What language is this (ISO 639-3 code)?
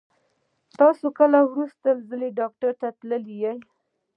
pus